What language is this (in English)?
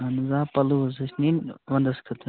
Kashmiri